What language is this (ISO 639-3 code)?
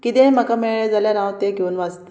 kok